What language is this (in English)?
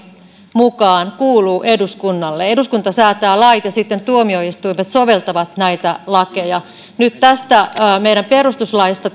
Finnish